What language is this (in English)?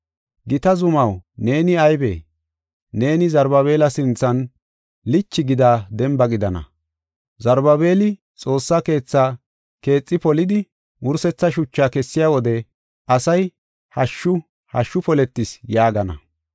Gofa